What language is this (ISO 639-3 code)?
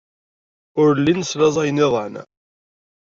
kab